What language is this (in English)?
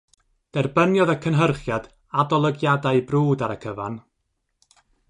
Welsh